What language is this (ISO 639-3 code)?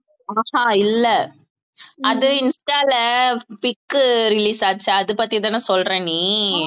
tam